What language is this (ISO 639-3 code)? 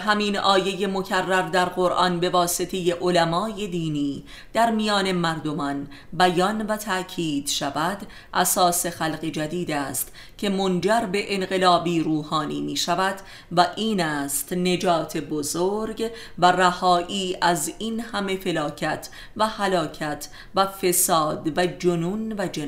fas